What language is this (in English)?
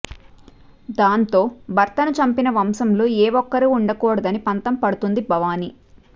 Telugu